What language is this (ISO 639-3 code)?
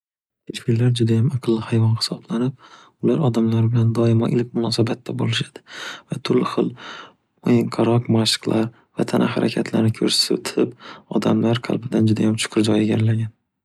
uzb